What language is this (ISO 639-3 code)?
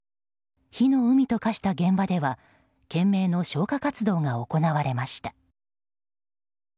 jpn